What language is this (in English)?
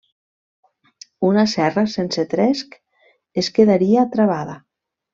Catalan